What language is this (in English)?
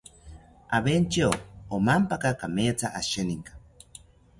South Ucayali Ashéninka